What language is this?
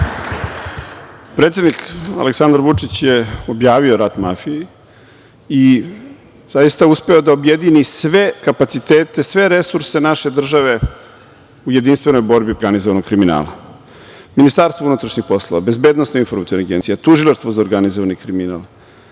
Serbian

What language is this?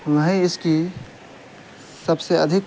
Urdu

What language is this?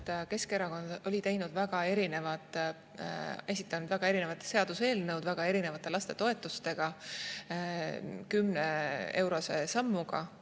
Estonian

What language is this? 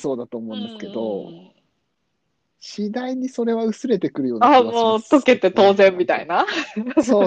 Japanese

